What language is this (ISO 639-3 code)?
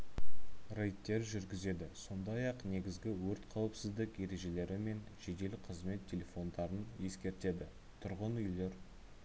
kaz